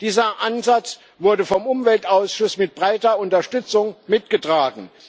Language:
German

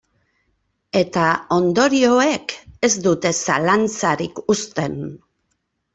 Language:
Basque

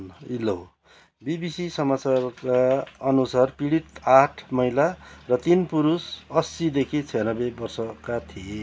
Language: Nepali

